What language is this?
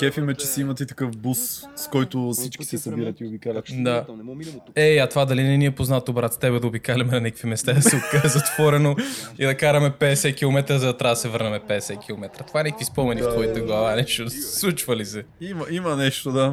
Bulgarian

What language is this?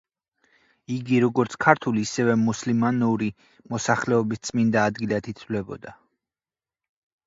Georgian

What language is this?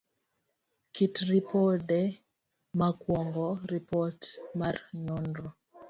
Luo (Kenya and Tanzania)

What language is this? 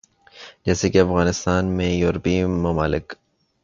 Urdu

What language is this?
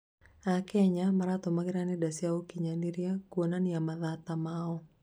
Kikuyu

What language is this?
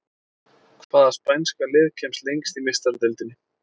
Icelandic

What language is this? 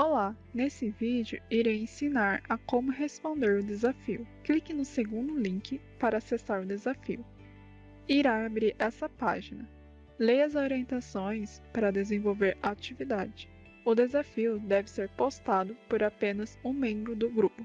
Portuguese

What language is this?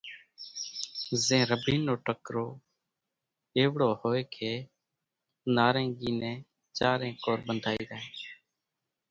Kachi Koli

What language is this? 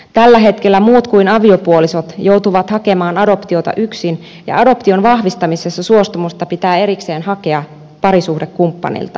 Finnish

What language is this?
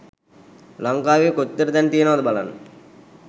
Sinhala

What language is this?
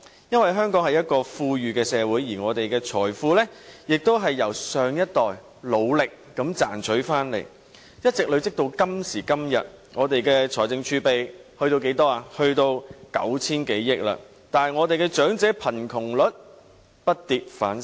Cantonese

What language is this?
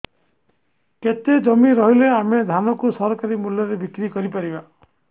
Odia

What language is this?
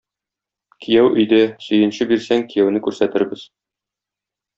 Tatar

